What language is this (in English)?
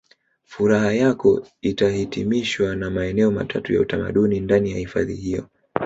Swahili